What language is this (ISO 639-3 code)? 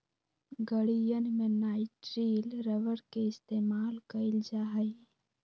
mag